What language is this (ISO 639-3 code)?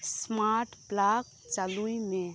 sat